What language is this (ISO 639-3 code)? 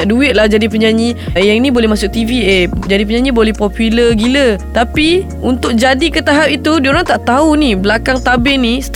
msa